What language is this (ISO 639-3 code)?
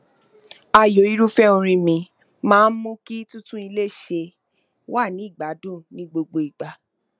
yor